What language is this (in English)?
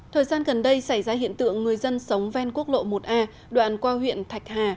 Vietnamese